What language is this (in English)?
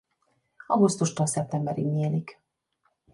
Hungarian